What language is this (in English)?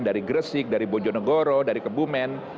Indonesian